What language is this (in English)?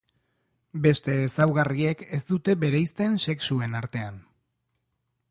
Basque